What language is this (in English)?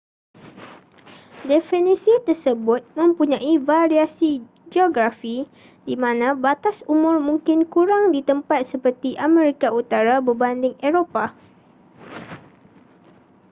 Malay